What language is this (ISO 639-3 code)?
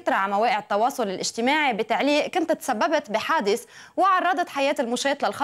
ara